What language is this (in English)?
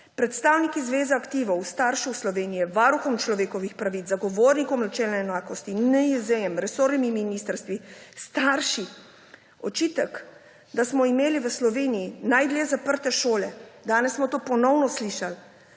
Slovenian